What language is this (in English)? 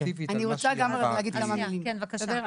Hebrew